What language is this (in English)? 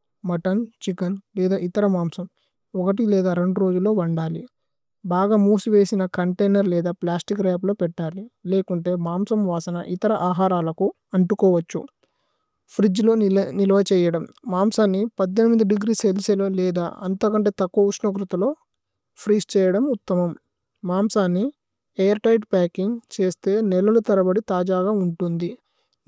Tulu